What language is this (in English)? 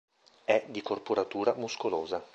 Italian